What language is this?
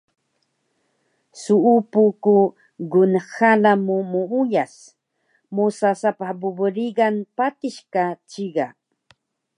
Taroko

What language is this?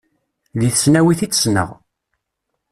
Kabyle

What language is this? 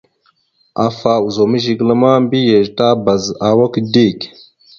Mada (Cameroon)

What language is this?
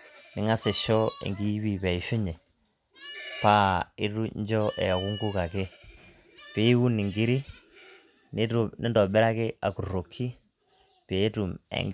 Masai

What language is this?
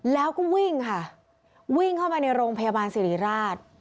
Thai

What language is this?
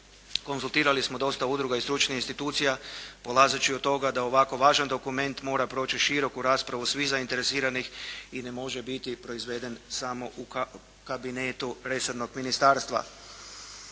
Croatian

